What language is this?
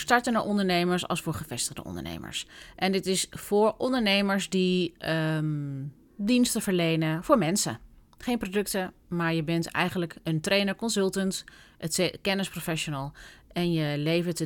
Dutch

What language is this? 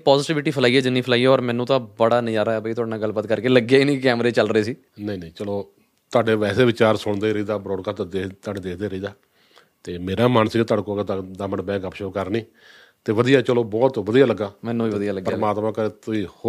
Punjabi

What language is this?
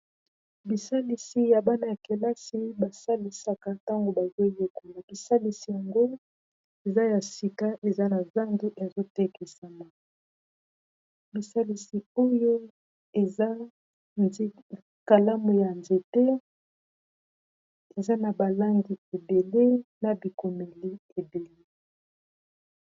Lingala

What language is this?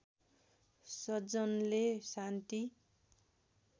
Nepali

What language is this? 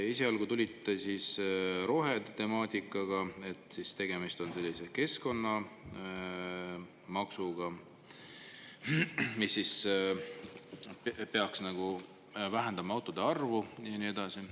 Estonian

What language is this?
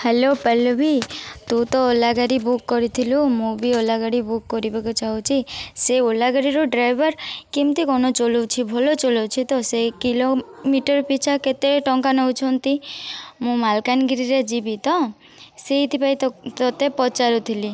Odia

